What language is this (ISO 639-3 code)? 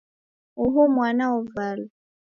dav